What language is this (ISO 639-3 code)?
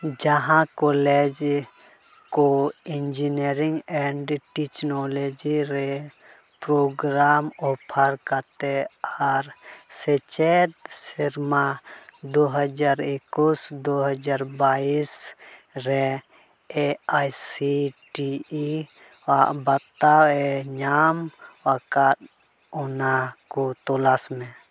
sat